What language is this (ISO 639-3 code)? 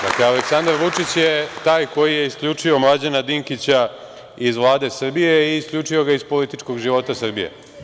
srp